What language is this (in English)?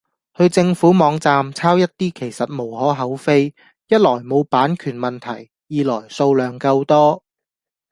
Cantonese